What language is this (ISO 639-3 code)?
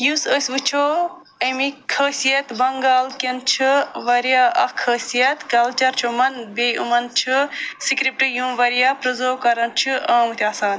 kas